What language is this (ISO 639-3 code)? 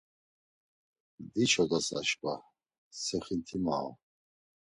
lzz